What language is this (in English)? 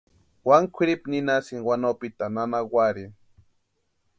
Western Highland Purepecha